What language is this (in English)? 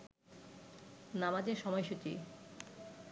Bangla